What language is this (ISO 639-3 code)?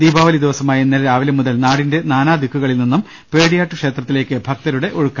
mal